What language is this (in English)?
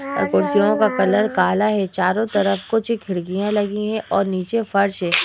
Hindi